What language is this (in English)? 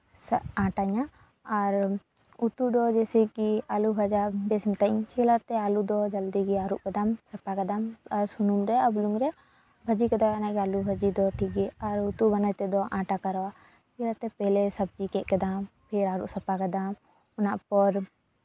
Santali